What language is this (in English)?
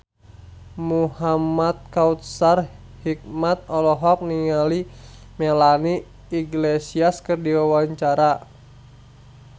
Sundanese